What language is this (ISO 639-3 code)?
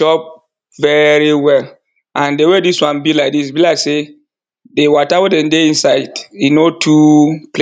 pcm